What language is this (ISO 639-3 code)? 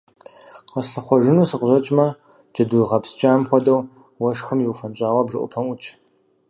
kbd